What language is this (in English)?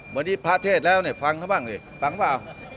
Thai